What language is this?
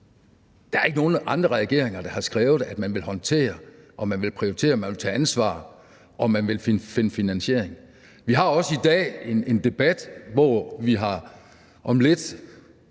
Danish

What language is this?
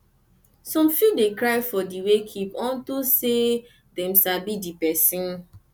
Nigerian Pidgin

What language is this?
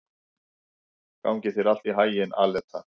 Icelandic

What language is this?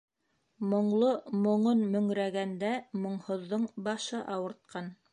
Bashkir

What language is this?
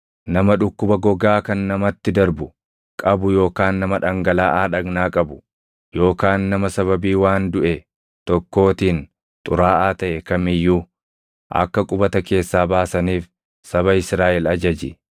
Oromo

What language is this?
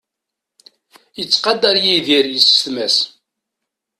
Kabyle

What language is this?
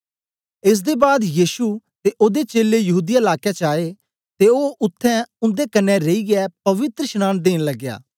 Dogri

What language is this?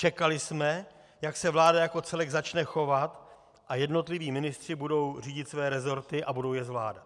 Czech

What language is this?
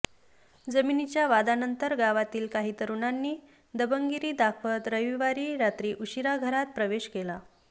Marathi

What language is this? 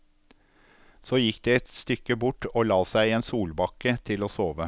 Norwegian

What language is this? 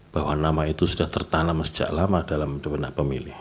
Indonesian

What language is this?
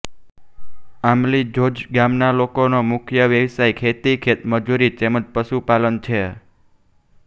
Gujarati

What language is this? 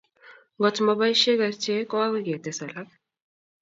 Kalenjin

